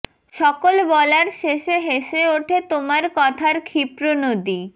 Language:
Bangla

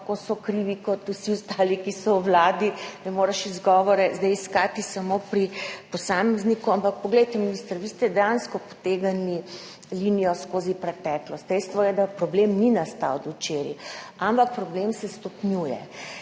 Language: Slovenian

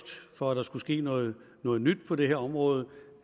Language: Danish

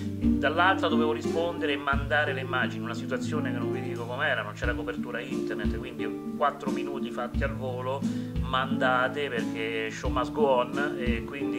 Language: Italian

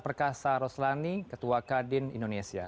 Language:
Indonesian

